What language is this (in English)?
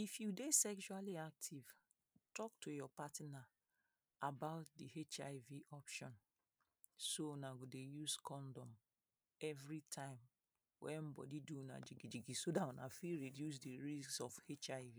Nigerian Pidgin